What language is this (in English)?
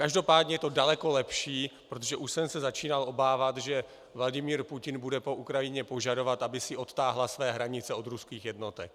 Czech